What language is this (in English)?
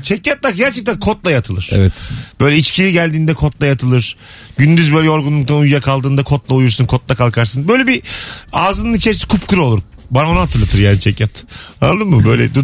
Turkish